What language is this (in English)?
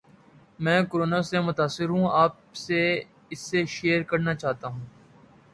Urdu